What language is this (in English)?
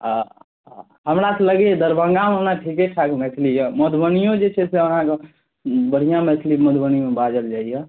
Maithili